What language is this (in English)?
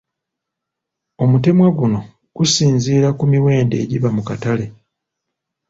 Ganda